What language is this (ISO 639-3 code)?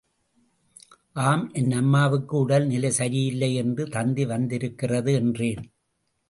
tam